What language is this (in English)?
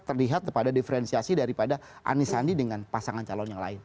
Indonesian